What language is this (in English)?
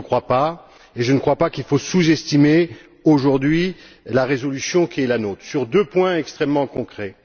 French